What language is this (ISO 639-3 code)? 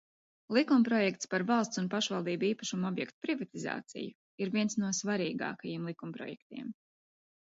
lav